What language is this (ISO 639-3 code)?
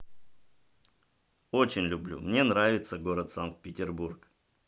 rus